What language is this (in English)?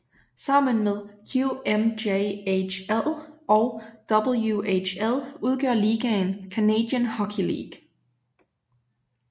Danish